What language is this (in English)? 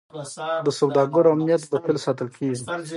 Pashto